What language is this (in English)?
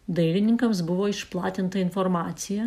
Lithuanian